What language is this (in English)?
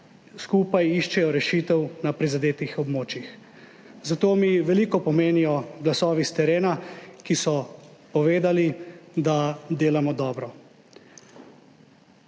Slovenian